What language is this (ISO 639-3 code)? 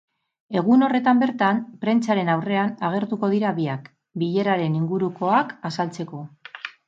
eus